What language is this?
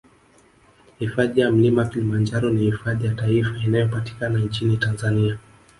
Swahili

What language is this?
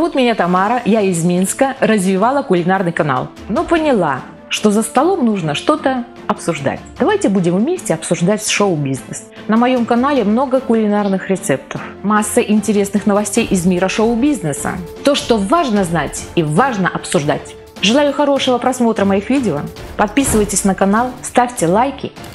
Russian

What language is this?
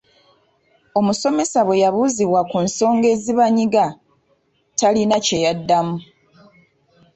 Ganda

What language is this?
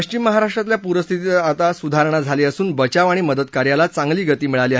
Marathi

